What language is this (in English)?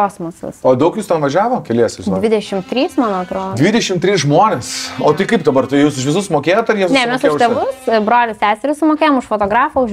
Lithuanian